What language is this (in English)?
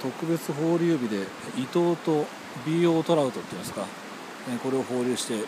Japanese